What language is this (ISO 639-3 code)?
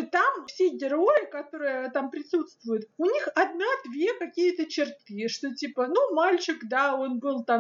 rus